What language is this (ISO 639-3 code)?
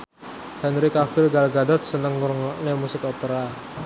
jav